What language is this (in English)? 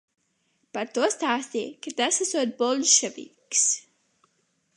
Latvian